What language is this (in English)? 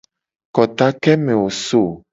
Gen